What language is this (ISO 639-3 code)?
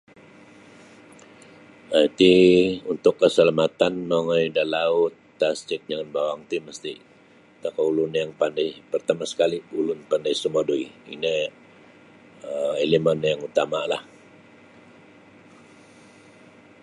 bsy